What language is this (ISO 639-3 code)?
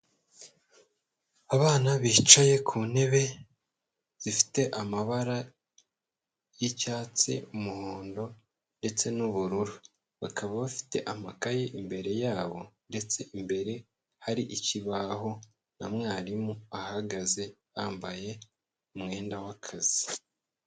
kin